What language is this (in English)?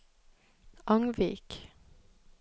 Norwegian